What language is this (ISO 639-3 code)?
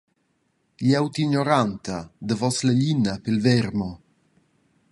roh